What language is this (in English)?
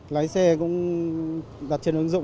Vietnamese